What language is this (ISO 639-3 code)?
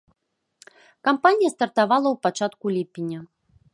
bel